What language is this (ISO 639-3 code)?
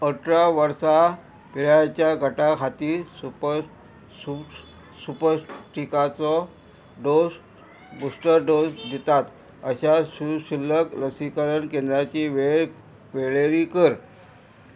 kok